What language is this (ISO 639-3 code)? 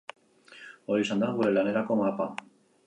eus